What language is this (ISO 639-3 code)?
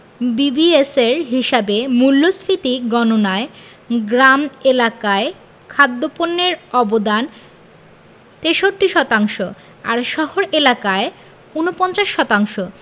ben